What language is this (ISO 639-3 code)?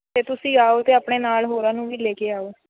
pan